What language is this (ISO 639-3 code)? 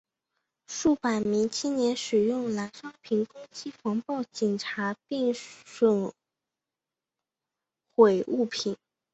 zho